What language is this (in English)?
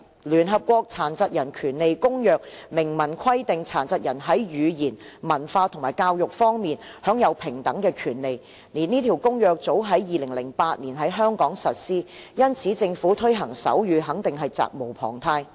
Cantonese